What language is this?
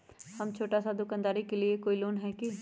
Magahi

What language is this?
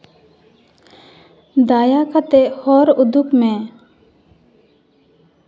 Santali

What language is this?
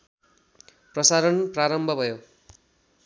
Nepali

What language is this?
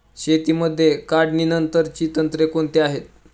Marathi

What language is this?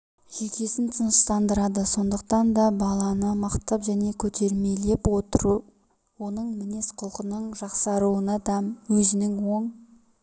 Kazakh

